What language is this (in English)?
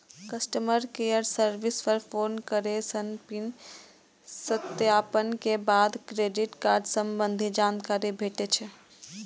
Maithili